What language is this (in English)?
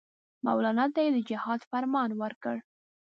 Pashto